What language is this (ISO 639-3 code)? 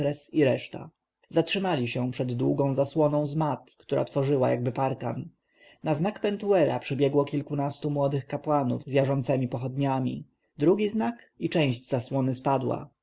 pol